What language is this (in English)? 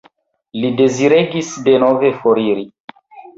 Esperanto